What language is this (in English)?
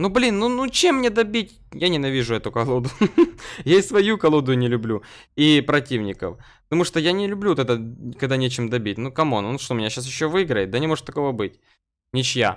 Russian